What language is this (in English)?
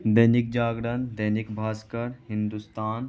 Urdu